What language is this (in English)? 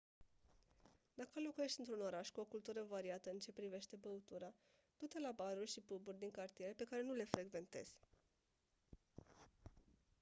Romanian